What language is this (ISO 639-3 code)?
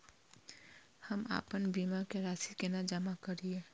mai